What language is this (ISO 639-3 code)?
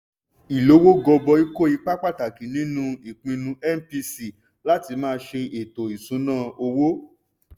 yor